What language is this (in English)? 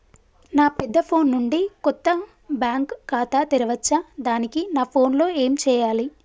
Telugu